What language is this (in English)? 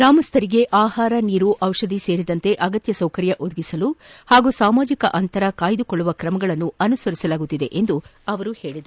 Kannada